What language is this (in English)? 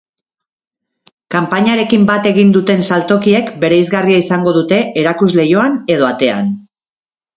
Basque